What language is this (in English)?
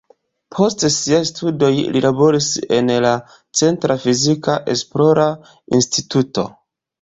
Esperanto